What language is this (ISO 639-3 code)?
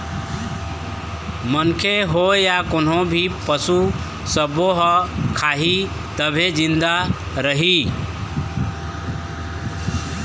hne